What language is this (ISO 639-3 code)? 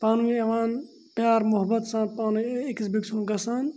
kas